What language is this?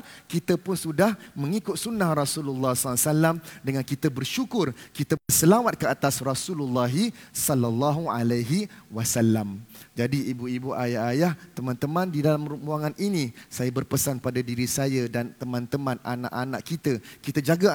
Malay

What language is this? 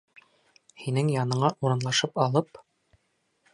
Bashkir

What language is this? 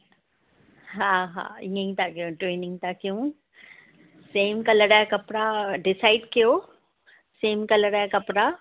Sindhi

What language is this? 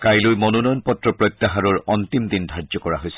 Assamese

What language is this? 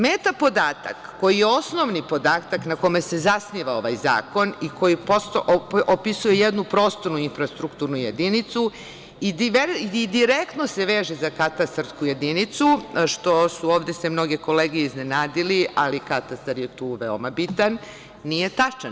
Serbian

